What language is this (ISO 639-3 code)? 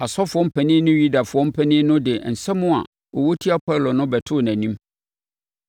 aka